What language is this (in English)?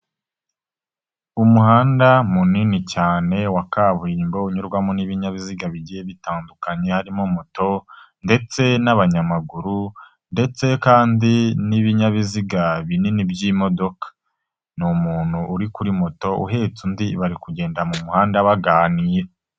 Kinyarwanda